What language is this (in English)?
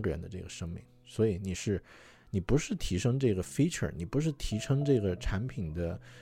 Chinese